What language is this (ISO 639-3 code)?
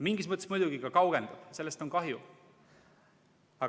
est